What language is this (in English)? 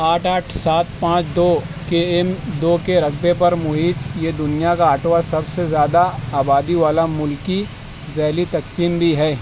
Urdu